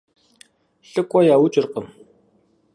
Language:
Kabardian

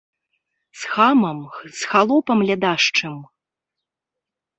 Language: Belarusian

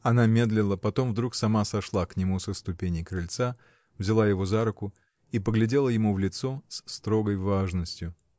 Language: Russian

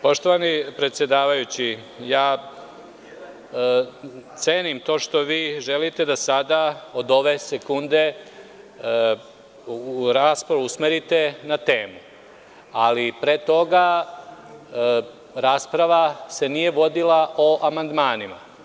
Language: Serbian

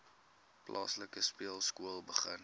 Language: Afrikaans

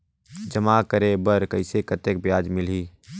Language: Chhattisgarhi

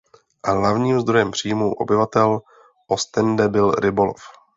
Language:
Czech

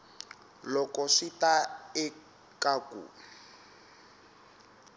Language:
Tsonga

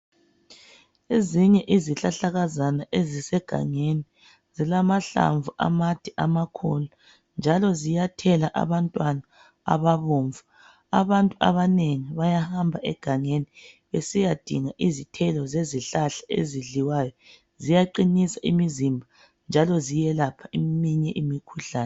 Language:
North Ndebele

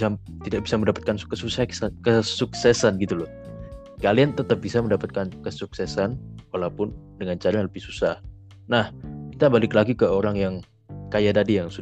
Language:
Indonesian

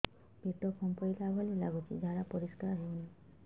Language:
Odia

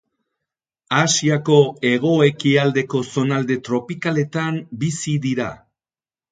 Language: Basque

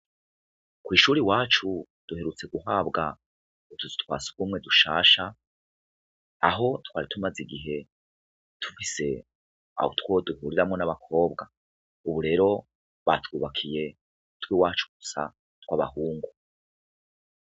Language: Rundi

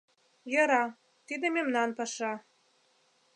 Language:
Mari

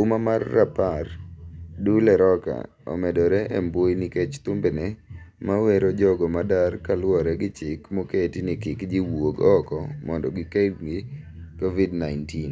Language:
Luo (Kenya and Tanzania)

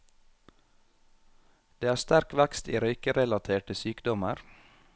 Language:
Norwegian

